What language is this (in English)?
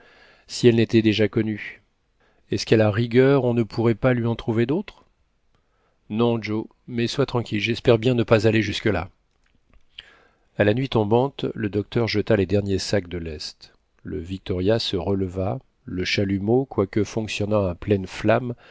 French